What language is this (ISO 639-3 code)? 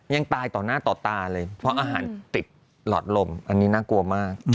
tha